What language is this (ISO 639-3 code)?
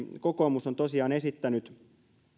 fin